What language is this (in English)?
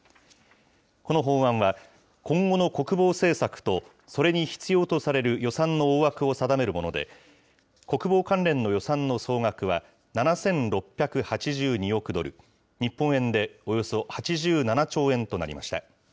Japanese